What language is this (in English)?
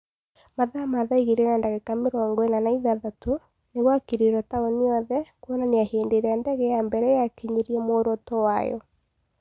Kikuyu